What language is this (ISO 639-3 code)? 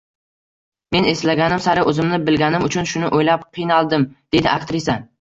uzb